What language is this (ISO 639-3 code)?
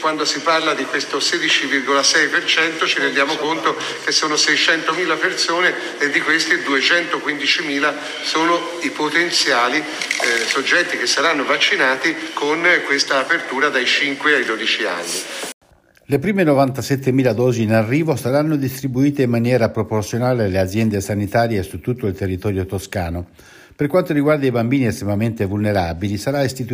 ita